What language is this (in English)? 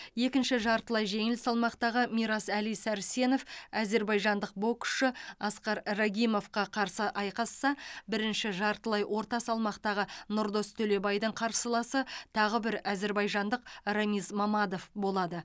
Kazakh